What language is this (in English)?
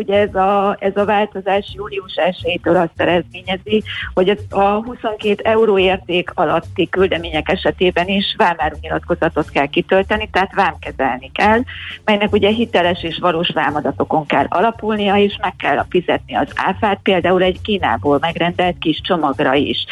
Hungarian